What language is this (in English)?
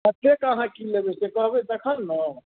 Maithili